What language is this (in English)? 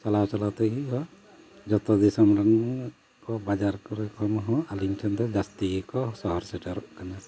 Santali